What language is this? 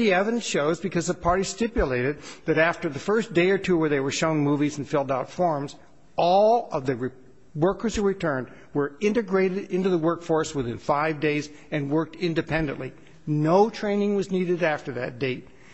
English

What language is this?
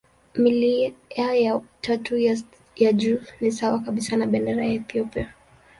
Swahili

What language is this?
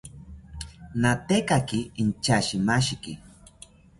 South Ucayali Ashéninka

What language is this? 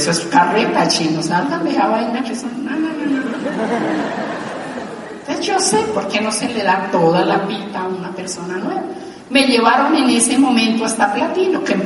Spanish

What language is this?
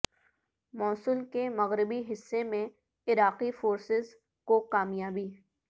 Urdu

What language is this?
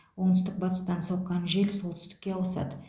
Kazakh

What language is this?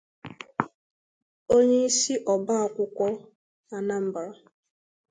Igbo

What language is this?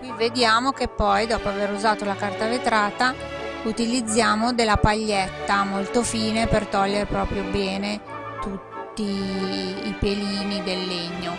Italian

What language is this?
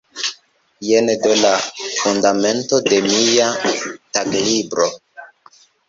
Esperanto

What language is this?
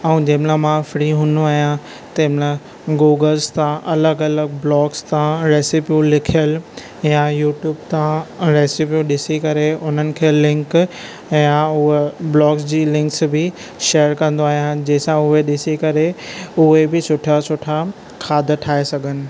Sindhi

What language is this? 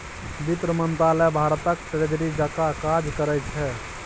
Maithili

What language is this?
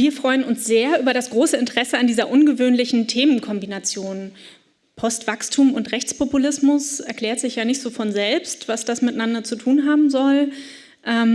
German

